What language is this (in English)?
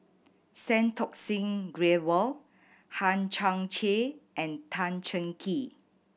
English